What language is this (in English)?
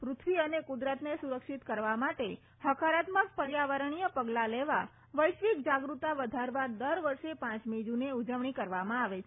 Gujarati